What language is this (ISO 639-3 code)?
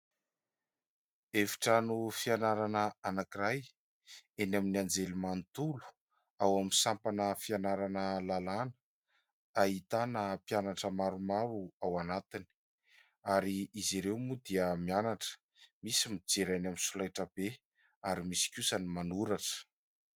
mlg